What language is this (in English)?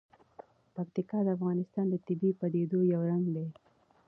Pashto